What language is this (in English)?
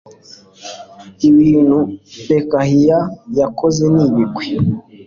Kinyarwanda